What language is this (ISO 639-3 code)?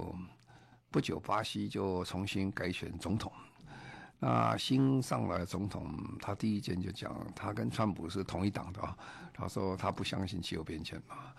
zho